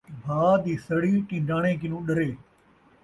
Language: Saraiki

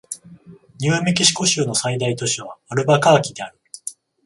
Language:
Japanese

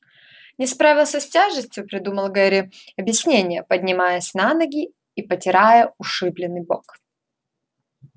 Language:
Russian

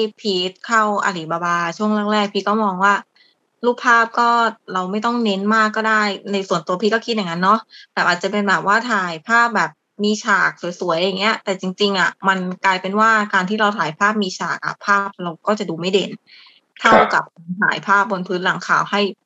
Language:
Thai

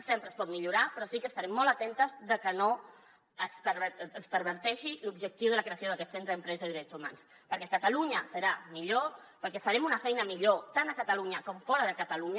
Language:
Catalan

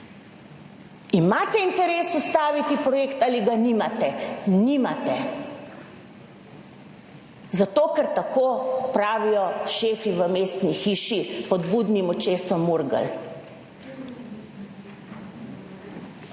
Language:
Slovenian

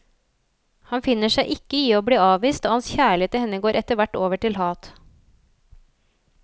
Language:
Norwegian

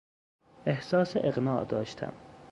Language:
Persian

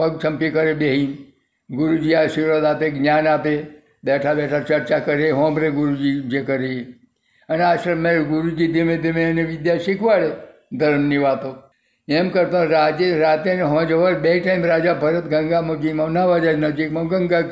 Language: Gujarati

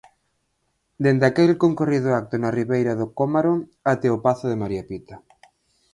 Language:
Galician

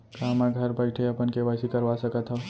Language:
Chhattisgarhi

